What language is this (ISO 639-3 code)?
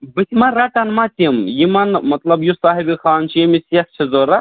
kas